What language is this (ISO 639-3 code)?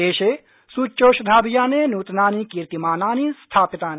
san